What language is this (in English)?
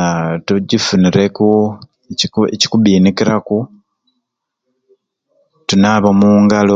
Ruuli